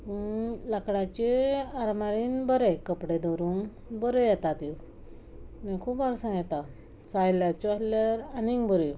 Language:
Konkani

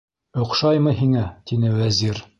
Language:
Bashkir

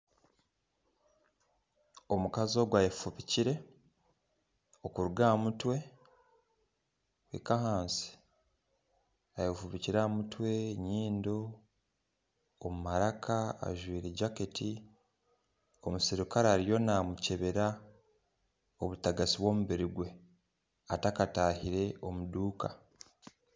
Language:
Nyankole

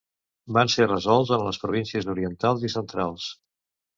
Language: Catalan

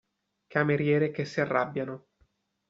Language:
Italian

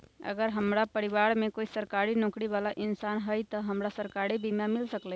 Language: Magahi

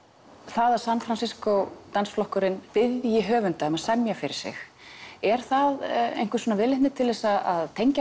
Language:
Icelandic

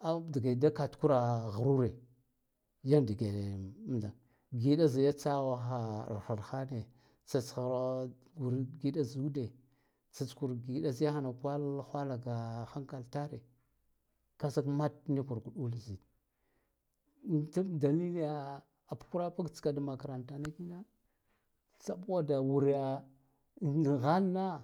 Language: Guduf-Gava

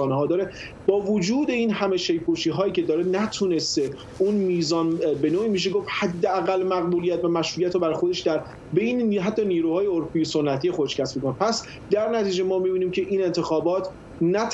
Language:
Persian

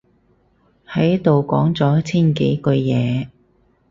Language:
Cantonese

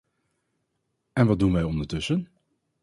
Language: Dutch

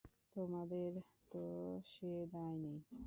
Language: Bangla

